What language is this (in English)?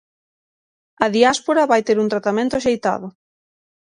Galician